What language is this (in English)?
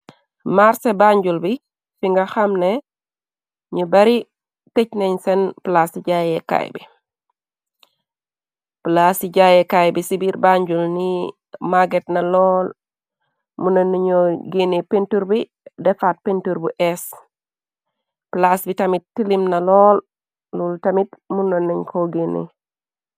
Wolof